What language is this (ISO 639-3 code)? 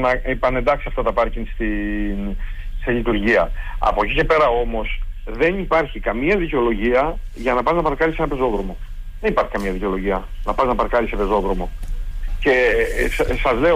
ell